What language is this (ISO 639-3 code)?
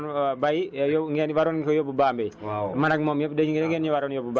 wol